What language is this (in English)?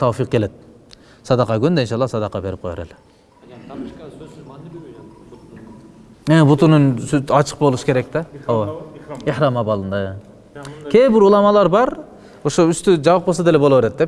Turkish